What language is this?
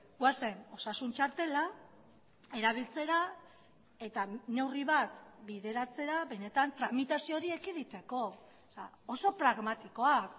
Basque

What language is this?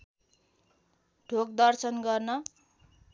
Nepali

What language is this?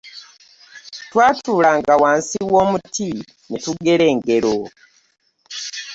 Ganda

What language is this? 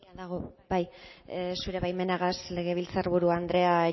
Basque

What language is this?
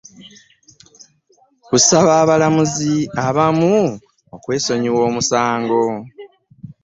Ganda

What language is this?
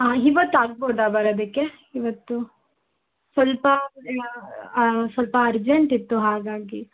Kannada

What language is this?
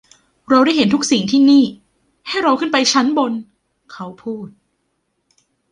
Thai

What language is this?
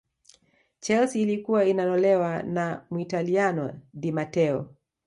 Swahili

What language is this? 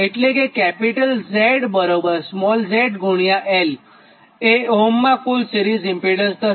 Gujarati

